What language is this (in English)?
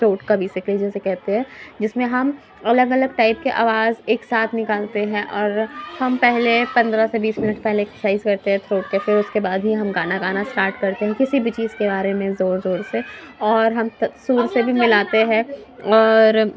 Urdu